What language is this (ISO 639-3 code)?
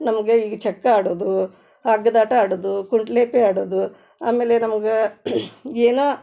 kan